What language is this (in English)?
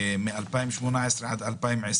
Hebrew